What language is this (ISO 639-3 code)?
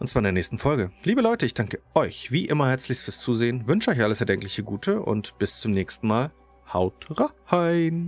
deu